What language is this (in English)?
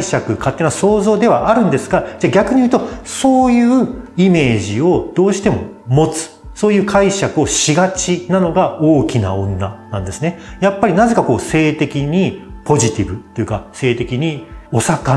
Japanese